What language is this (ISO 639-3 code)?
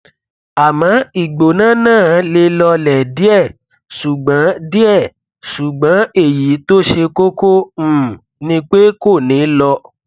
yor